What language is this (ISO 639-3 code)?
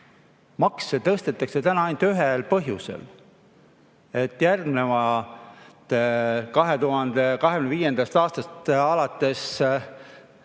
est